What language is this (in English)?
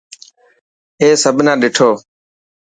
Dhatki